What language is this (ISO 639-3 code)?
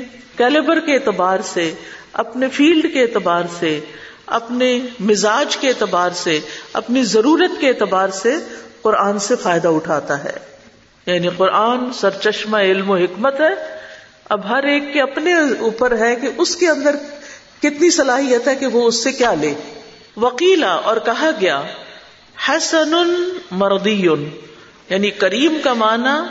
urd